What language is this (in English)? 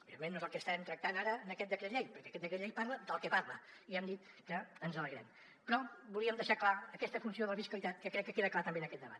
Catalan